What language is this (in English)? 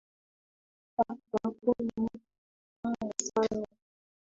Swahili